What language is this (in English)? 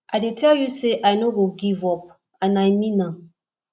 Nigerian Pidgin